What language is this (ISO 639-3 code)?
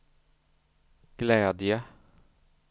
swe